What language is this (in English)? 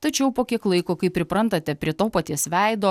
Lithuanian